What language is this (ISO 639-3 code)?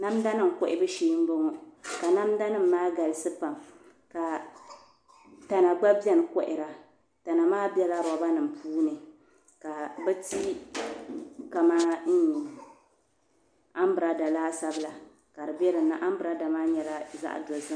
dag